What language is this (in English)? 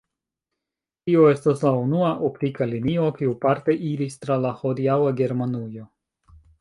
Esperanto